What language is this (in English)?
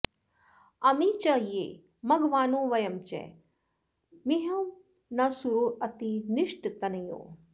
Sanskrit